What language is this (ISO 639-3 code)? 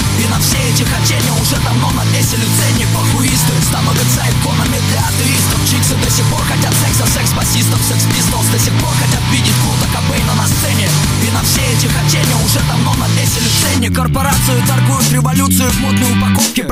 hun